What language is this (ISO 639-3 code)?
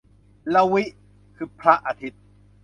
tha